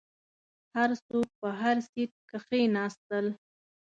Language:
Pashto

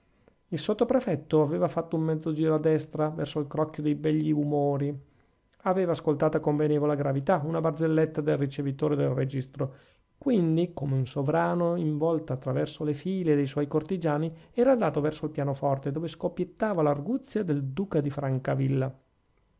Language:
Italian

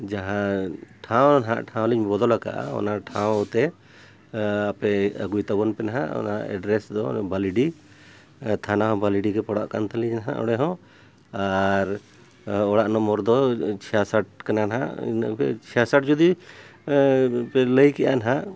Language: Santali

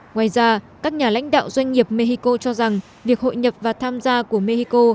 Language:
Vietnamese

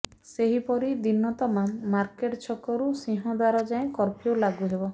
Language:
Odia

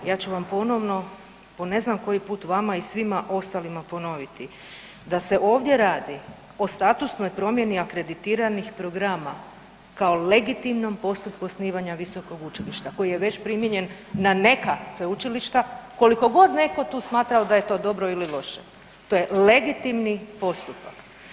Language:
Croatian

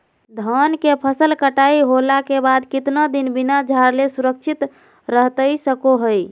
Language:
Magahi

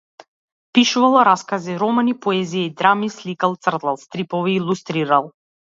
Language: Macedonian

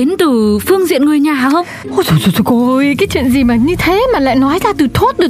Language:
Vietnamese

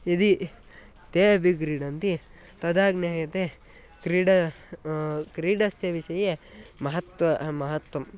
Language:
Sanskrit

